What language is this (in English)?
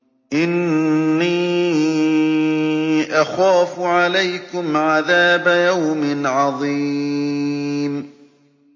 Arabic